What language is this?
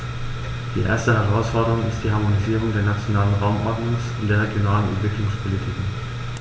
German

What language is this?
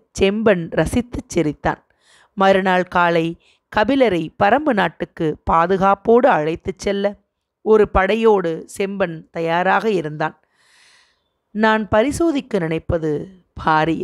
Tamil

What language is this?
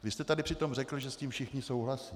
Czech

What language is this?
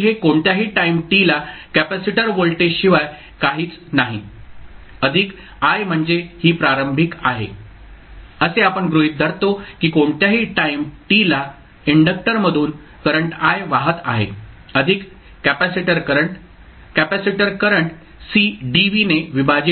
Marathi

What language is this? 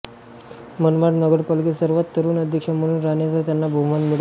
Marathi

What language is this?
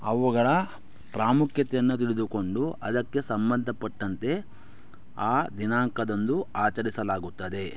Kannada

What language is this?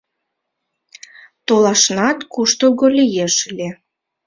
Mari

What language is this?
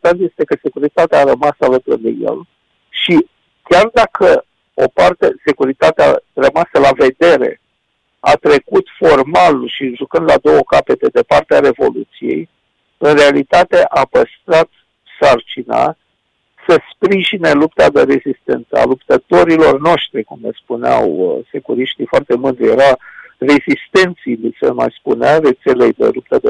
Romanian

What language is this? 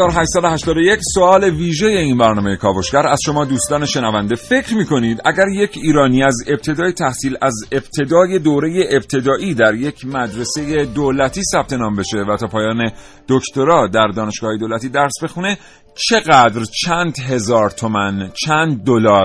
Persian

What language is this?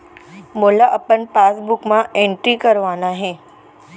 Chhattisgarhi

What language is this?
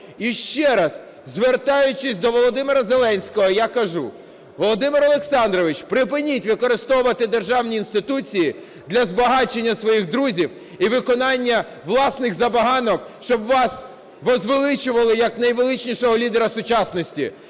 Ukrainian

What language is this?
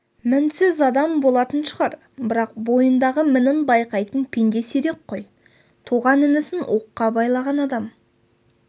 Kazakh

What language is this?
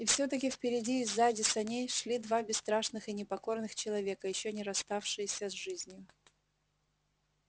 Russian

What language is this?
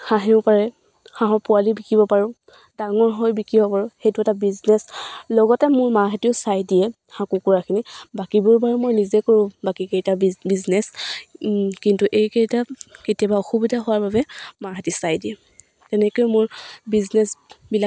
Assamese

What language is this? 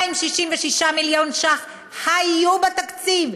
Hebrew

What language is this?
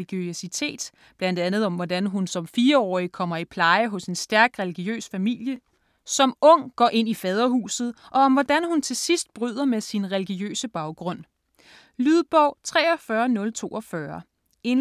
Danish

